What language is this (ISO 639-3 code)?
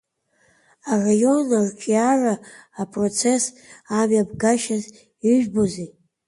abk